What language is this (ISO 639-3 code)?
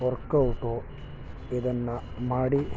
kan